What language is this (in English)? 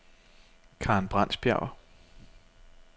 Danish